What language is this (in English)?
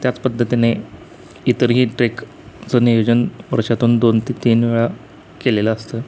Marathi